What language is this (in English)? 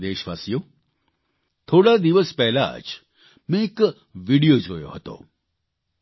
Gujarati